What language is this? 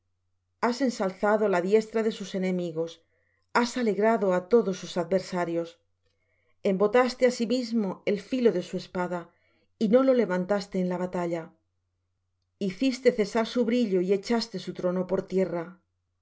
Spanish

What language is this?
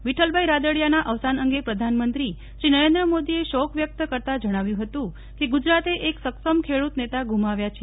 Gujarati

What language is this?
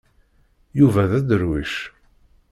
Kabyle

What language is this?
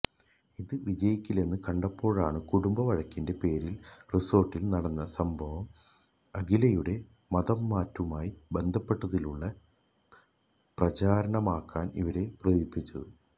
Malayalam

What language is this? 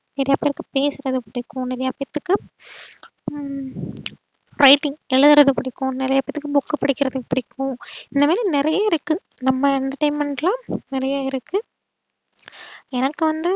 Tamil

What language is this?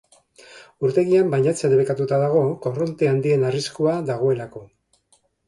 Basque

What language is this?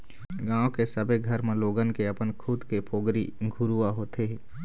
Chhattisgarhi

